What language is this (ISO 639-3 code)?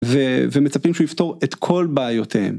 heb